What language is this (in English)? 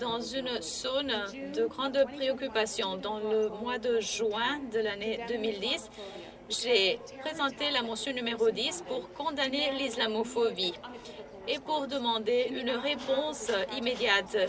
French